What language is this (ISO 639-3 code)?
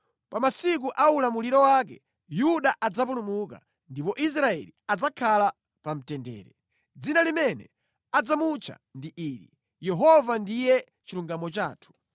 nya